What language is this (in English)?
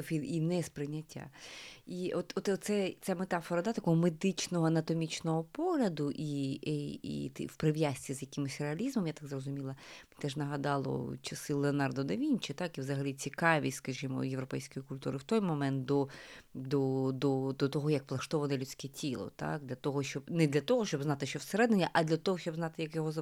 Ukrainian